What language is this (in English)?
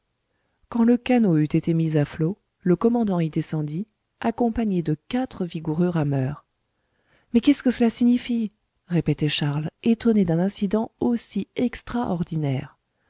French